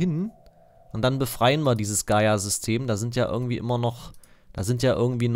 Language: German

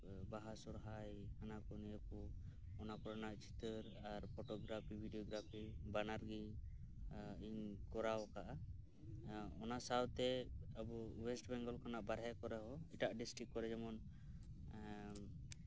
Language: Santali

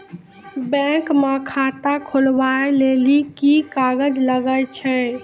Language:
Maithili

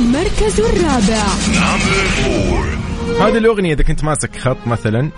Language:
Arabic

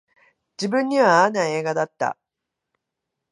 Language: Japanese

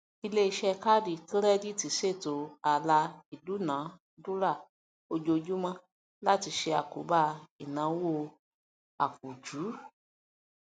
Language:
Yoruba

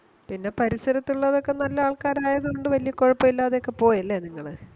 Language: Malayalam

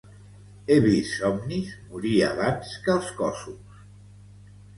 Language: Catalan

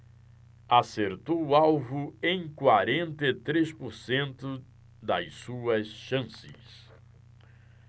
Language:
Portuguese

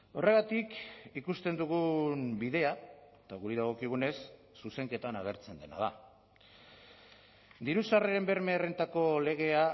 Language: Basque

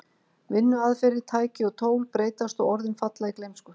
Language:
Icelandic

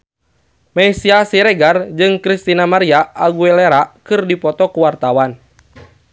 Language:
Sundanese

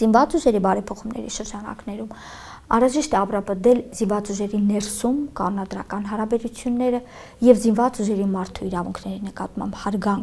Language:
Romanian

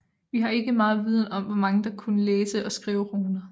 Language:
Danish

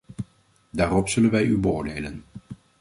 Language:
Dutch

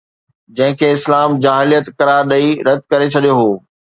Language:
Sindhi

